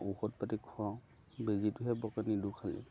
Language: Assamese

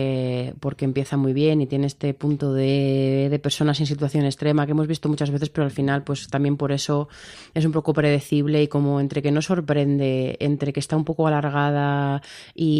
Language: Spanish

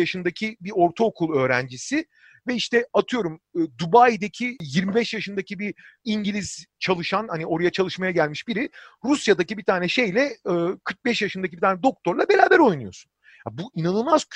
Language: Turkish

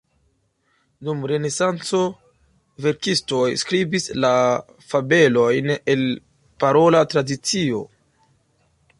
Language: Esperanto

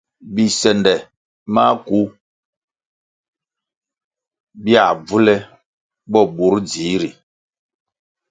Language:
Kwasio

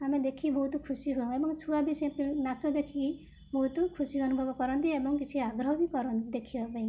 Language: Odia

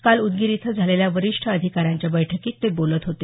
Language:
Marathi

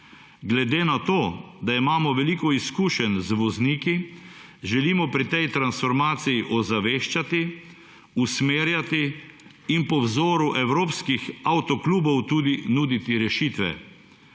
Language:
Slovenian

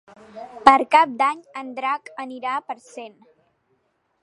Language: Catalan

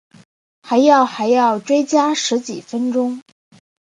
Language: Chinese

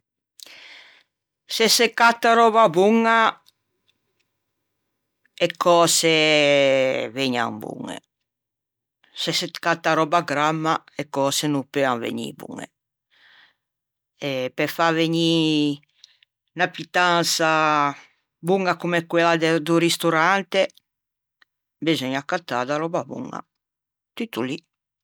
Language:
Ligurian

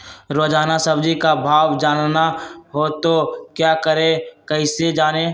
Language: Magahi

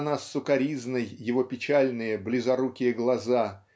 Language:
Russian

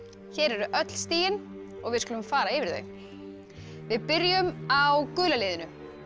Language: Icelandic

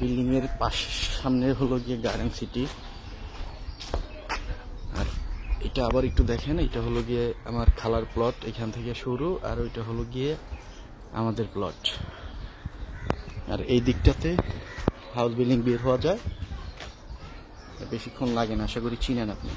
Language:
Arabic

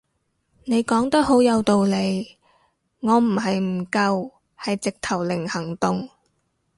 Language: Cantonese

